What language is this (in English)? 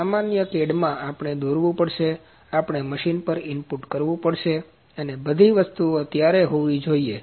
Gujarati